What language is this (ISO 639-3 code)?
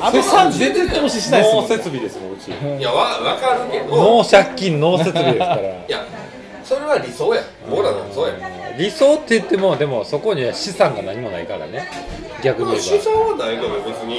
jpn